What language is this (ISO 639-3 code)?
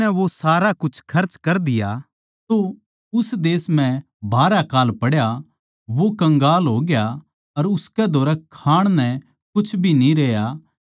bgc